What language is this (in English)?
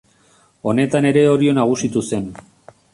Basque